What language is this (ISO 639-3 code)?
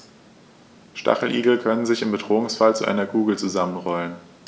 deu